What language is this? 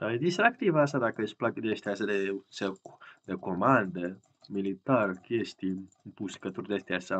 Romanian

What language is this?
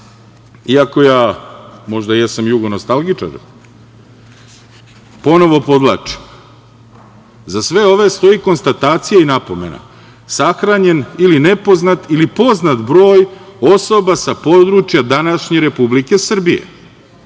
Serbian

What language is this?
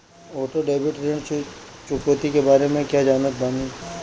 Bhojpuri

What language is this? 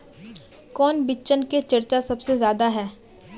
Magahi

